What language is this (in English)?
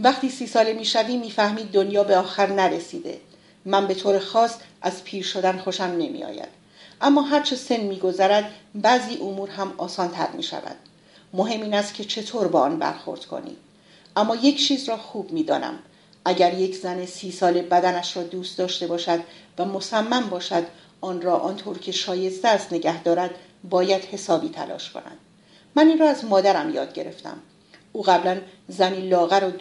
Persian